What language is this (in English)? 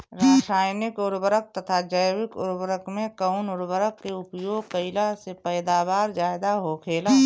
Bhojpuri